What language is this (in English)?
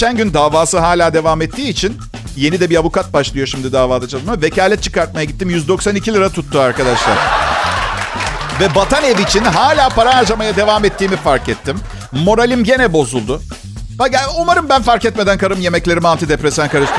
Turkish